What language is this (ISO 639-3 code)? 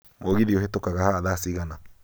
kik